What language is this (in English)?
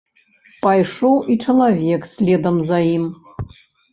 Belarusian